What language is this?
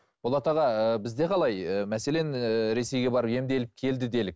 Kazakh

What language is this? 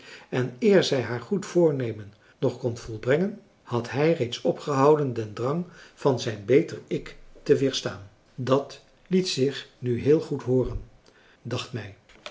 Dutch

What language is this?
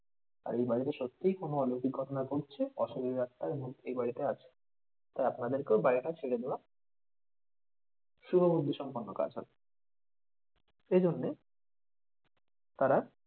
Bangla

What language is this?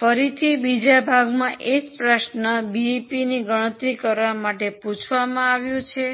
Gujarati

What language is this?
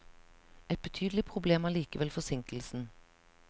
Norwegian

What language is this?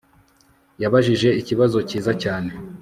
Kinyarwanda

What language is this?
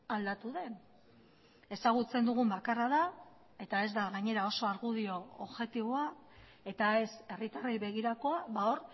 Basque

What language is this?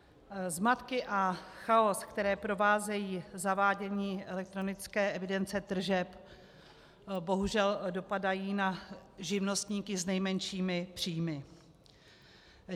Czech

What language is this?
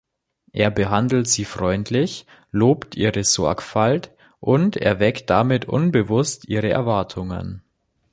German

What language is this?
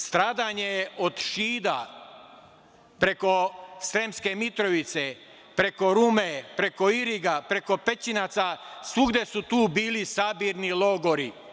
Serbian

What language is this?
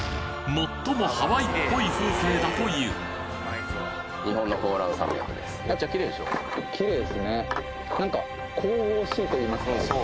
Japanese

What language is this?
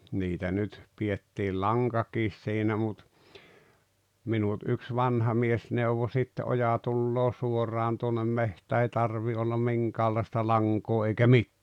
Finnish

